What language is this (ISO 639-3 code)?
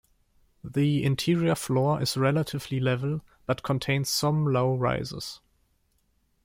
eng